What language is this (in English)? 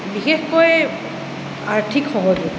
Assamese